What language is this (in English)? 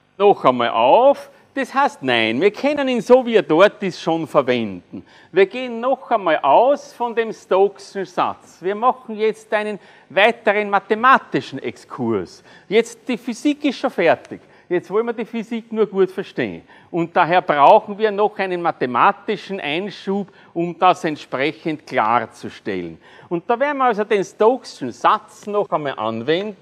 German